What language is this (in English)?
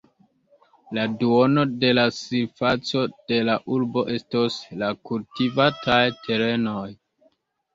Esperanto